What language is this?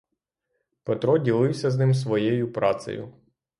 Ukrainian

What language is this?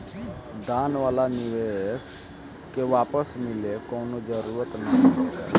Bhojpuri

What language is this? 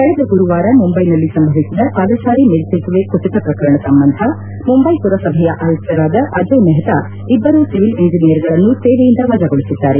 Kannada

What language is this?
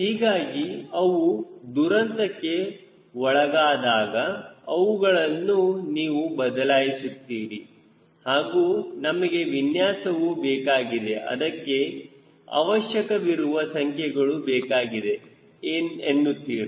Kannada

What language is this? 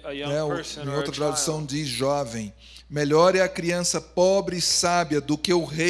Portuguese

